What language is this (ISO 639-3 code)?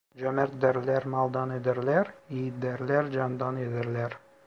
tur